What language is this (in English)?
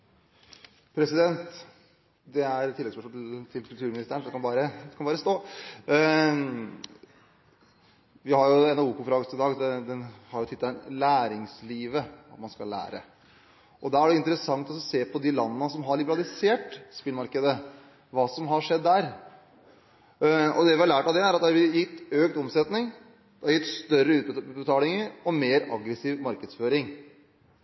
Norwegian